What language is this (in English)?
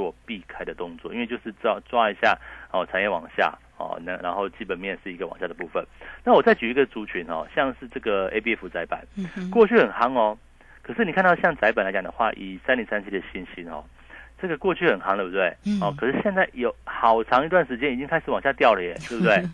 Chinese